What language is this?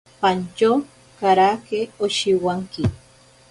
Ashéninka Perené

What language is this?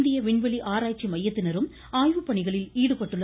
Tamil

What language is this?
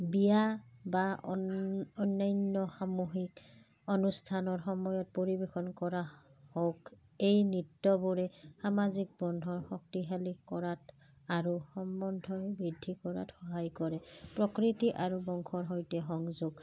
Assamese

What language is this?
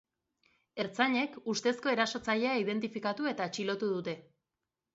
Basque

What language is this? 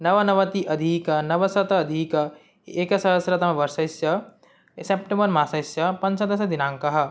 Sanskrit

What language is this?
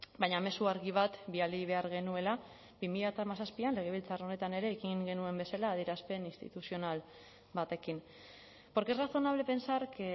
Basque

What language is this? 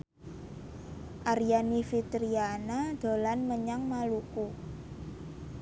Javanese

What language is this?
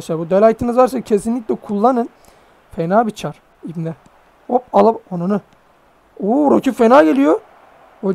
Turkish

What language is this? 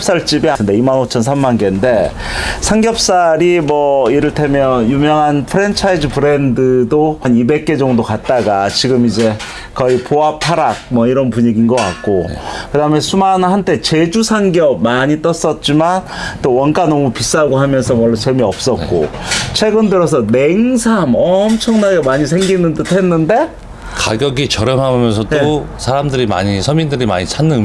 Korean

